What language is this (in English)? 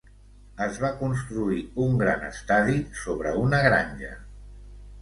Catalan